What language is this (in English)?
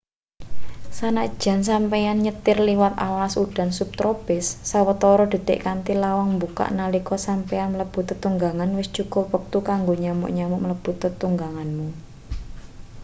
Javanese